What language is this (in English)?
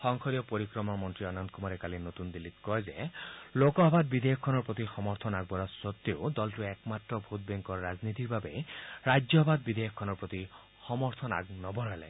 Assamese